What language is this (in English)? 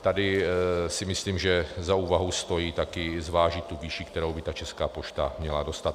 Czech